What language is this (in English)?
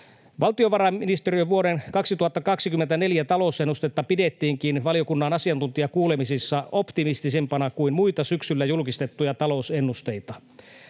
Finnish